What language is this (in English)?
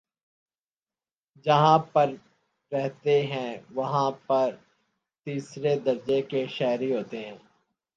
Urdu